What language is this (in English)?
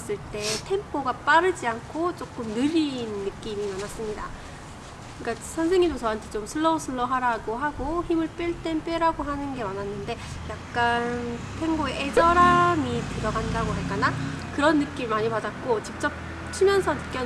Korean